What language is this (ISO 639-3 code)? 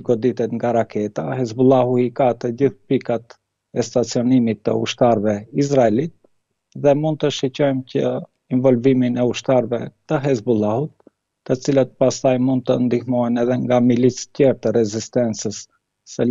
lav